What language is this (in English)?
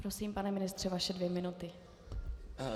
Czech